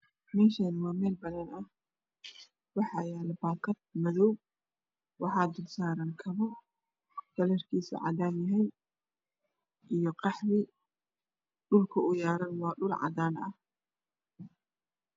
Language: Somali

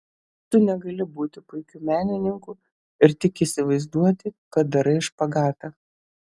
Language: Lithuanian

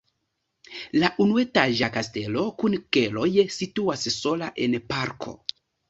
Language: Esperanto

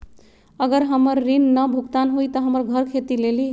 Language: Magahi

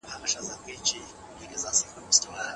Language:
Pashto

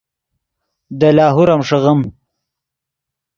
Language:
Yidgha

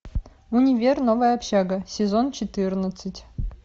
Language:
Russian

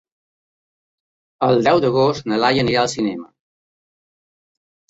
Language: Catalan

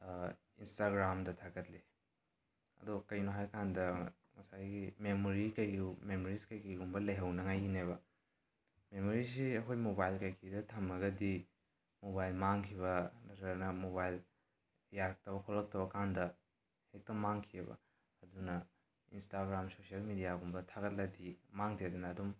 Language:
Manipuri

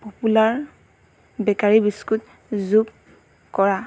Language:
Assamese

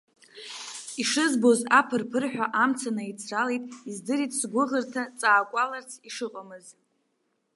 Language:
Abkhazian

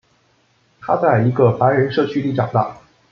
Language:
Chinese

